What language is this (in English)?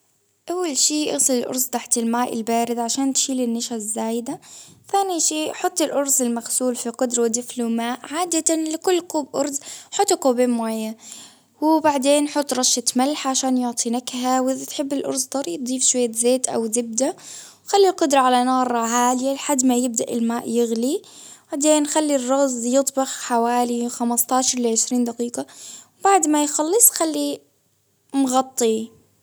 Baharna Arabic